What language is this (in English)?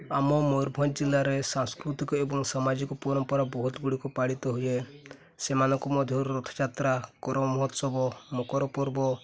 Odia